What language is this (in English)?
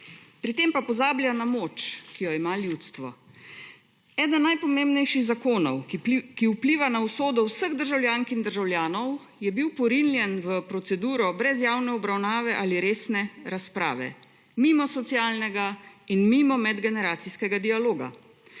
Slovenian